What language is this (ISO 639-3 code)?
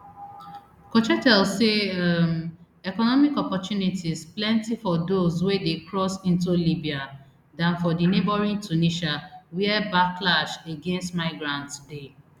pcm